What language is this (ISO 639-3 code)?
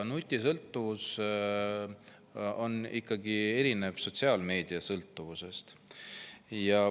est